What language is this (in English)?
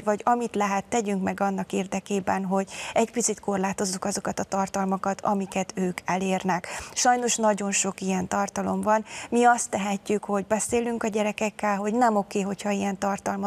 Hungarian